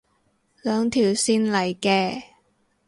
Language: Cantonese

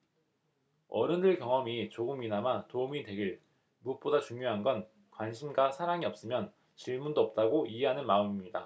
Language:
Korean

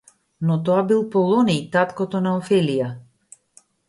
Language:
Macedonian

